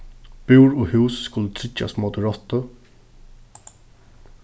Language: Faroese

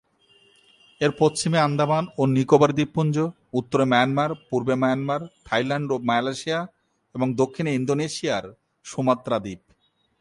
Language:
Bangla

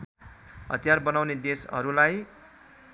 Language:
Nepali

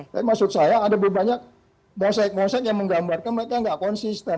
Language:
Indonesian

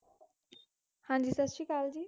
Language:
Punjabi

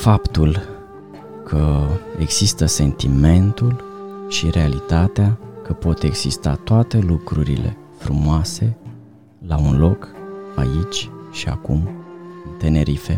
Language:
Romanian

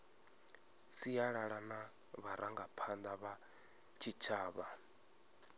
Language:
Venda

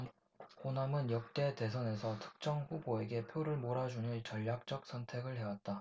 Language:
Korean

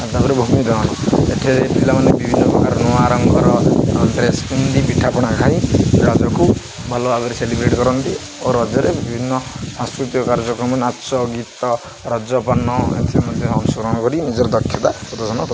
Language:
Odia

